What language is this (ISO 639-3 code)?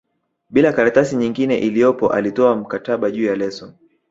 swa